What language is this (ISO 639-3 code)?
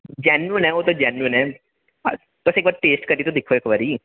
doi